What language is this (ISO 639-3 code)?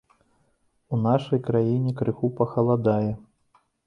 bel